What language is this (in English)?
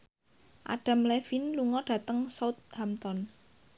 Javanese